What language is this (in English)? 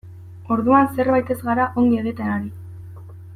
Basque